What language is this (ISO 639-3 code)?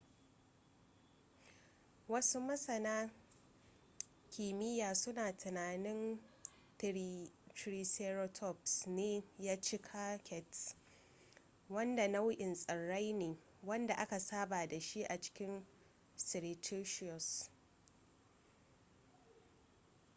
hau